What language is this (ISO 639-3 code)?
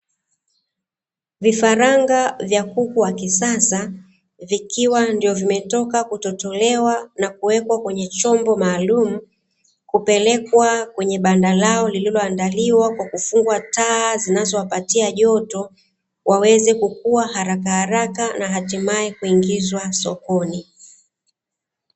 swa